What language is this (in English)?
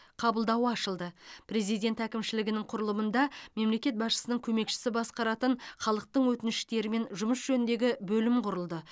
Kazakh